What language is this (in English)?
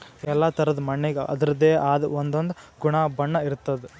Kannada